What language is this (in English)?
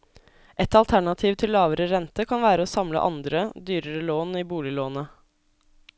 Norwegian